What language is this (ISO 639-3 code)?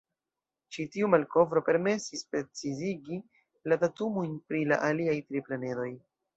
epo